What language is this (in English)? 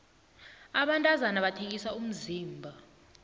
South Ndebele